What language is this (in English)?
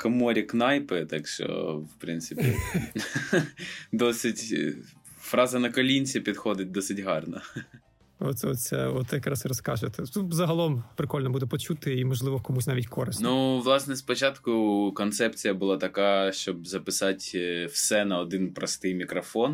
Ukrainian